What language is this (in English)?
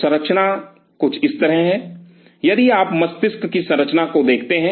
Hindi